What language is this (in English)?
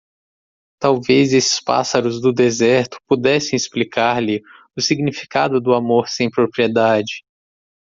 Portuguese